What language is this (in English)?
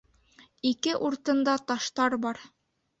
Bashkir